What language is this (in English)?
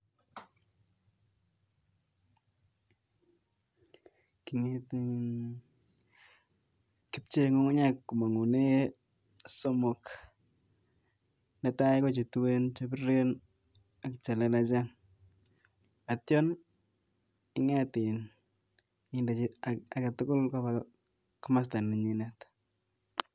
Kalenjin